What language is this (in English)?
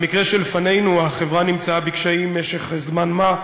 Hebrew